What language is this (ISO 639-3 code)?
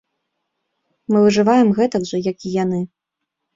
bel